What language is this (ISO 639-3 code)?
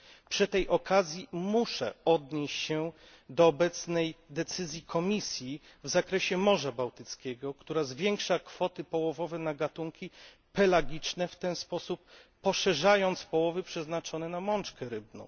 pol